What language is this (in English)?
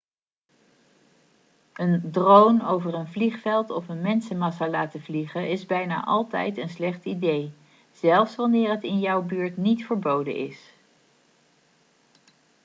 Dutch